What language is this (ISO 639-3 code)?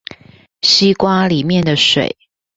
zho